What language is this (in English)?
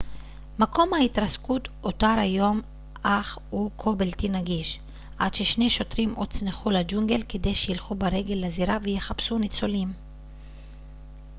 Hebrew